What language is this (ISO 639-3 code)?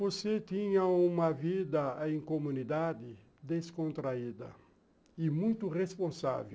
por